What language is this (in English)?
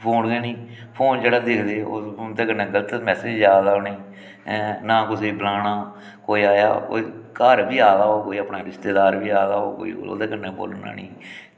Dogri